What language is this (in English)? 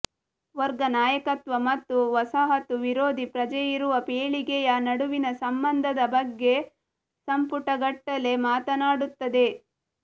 Kannada